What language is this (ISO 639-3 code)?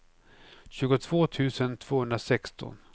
swe